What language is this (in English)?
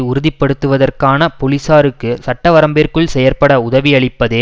Tamil